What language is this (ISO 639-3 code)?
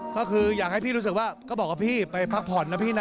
tha